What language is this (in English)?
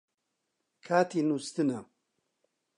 Central Kurdish